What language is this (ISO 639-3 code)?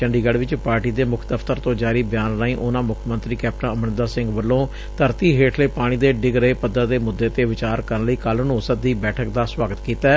pan